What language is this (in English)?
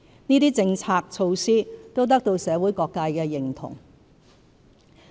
Cantonese